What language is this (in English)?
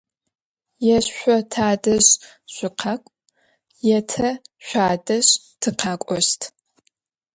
Adyghe